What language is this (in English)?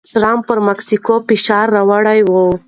Pashto